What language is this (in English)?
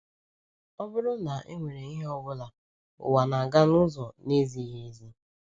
Igbo